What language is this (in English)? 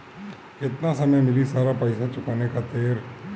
Bhojpuri